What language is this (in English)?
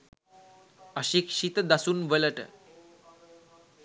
Sinhala